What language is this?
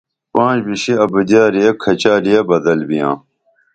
Dameli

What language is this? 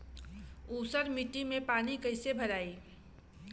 Bhojpuri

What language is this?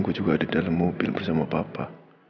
Indonesian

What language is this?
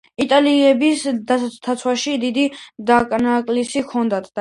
Georgian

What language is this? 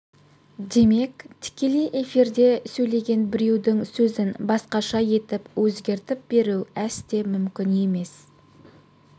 Kazakh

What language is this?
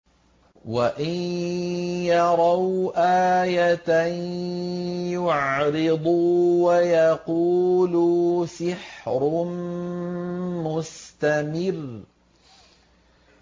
Arabic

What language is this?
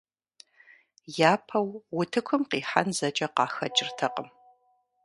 Kabardian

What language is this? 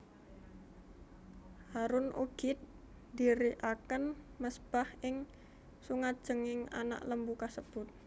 Javanese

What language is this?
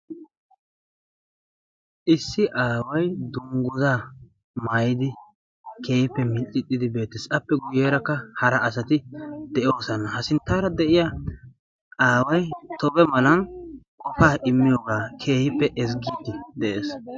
Wolaytta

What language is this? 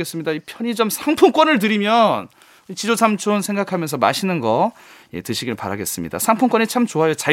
Korean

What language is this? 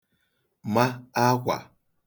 Igbo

